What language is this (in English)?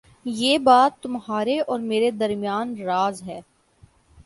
Urdu